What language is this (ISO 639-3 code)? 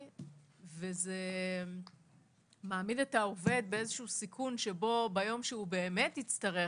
heb